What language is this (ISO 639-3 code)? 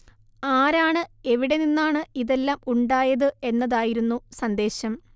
mal